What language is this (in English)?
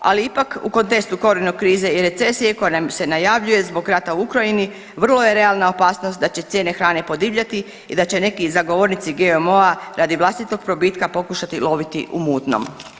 Croatian